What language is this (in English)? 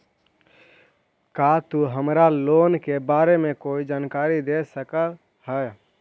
Magahi